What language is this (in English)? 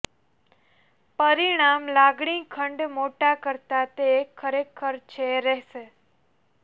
Gujarati